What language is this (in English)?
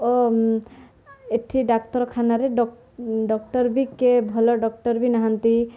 Odia